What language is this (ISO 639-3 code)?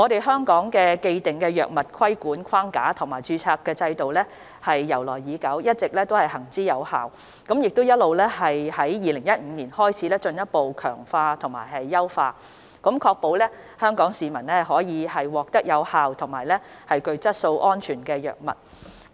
yue